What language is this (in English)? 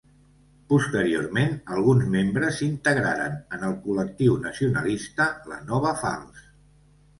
Catalan